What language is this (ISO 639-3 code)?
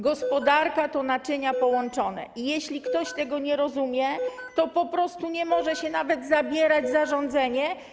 pol